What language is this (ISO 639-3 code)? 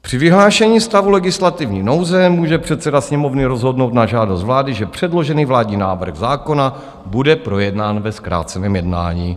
ces